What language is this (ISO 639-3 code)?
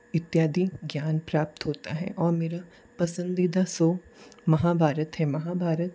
hin